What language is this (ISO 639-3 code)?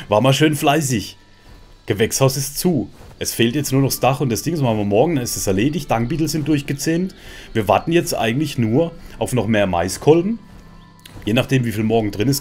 deu